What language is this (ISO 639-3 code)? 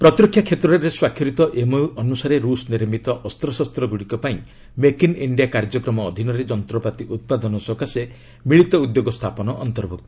ori